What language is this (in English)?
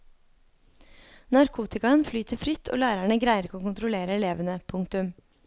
Norwegian